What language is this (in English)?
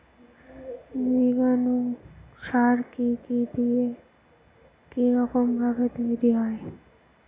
Bangla